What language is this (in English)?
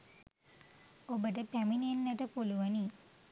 Sinhala